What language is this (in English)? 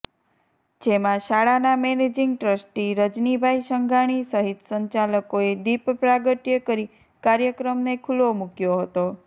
Gujarati